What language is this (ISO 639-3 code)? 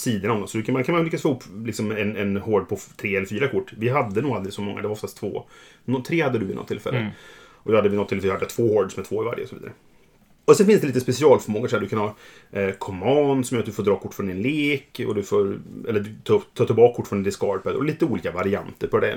swe